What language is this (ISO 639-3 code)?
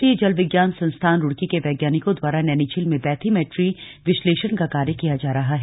hin